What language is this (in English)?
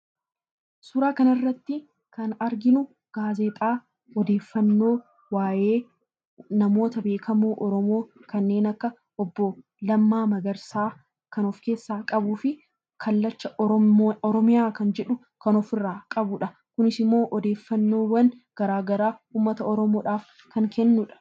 Oromo